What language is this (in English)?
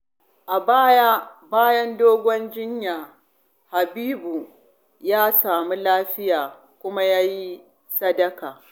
Hausa